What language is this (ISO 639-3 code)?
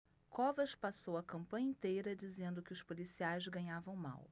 por